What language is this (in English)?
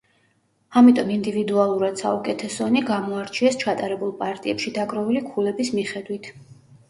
Georgian